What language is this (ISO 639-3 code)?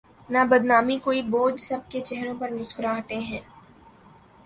urd